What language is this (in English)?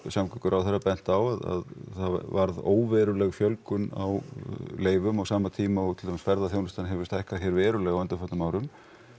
Icelandic